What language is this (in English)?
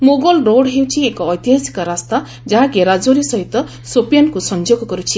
Odia